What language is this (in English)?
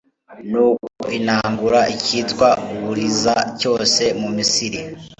Kinyarwanda